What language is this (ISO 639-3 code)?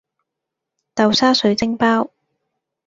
yue